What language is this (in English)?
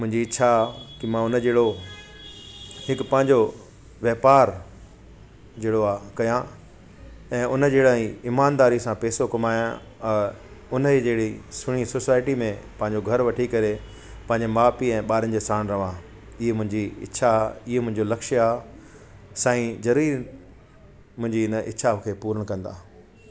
Sindhi